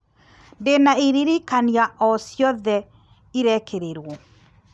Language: Kikuyu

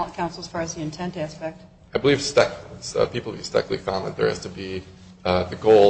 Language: English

